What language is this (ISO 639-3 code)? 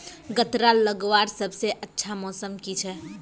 mag